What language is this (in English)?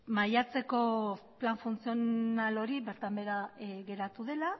Basque